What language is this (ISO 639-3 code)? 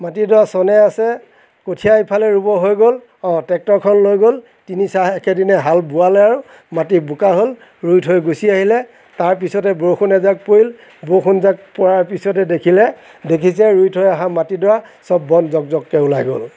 asm